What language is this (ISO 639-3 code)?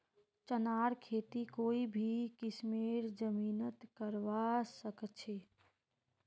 mag